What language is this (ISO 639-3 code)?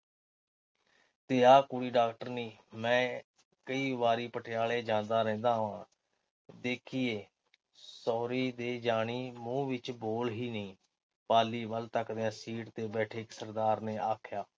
pan